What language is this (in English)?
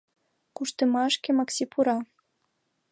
Mari